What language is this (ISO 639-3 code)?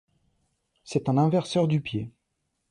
fra